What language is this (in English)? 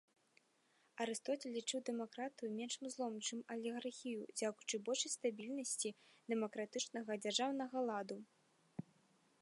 Belarusian